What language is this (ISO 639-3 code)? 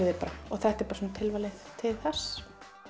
isl